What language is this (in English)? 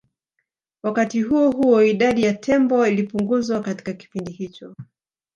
Swahili